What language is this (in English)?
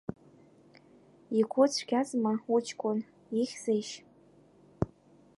Abkhazian